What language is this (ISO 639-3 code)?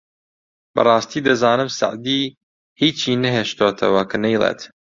ckb